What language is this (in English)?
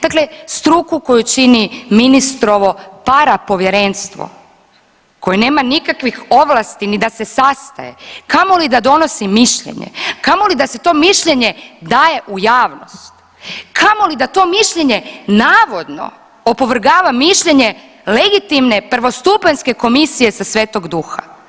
Croatian